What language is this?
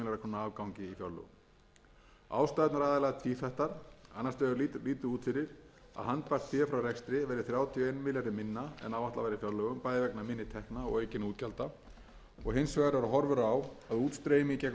Icelandic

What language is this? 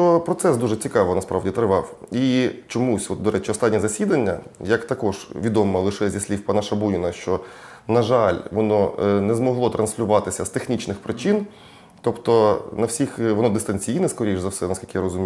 Ukrainian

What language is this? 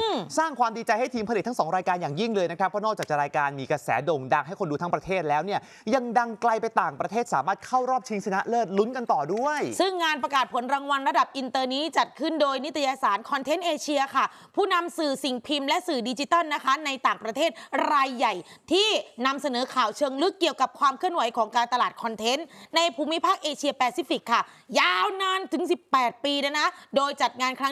Thai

